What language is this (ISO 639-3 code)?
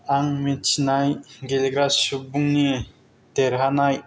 brx